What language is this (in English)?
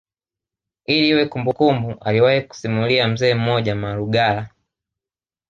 Swahili